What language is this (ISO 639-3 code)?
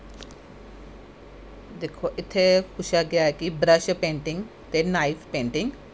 doi